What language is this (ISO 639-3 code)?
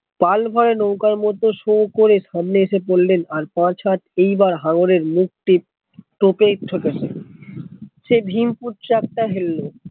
ben